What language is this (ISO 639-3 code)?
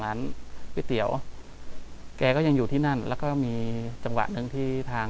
tha